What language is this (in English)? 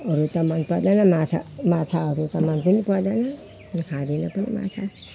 Nepali